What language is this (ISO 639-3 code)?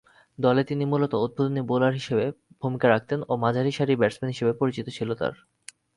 ben